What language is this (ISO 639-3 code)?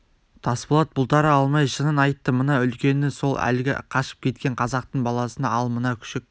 kaz